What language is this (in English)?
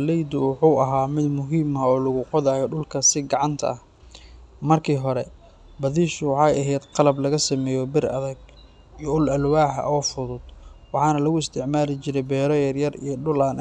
Somali